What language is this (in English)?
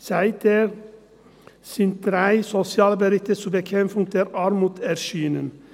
Swiss German